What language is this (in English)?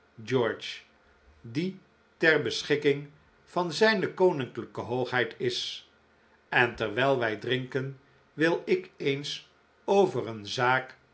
Dutch